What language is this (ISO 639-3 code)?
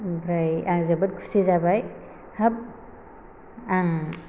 brx